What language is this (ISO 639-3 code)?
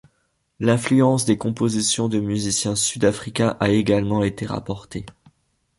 fra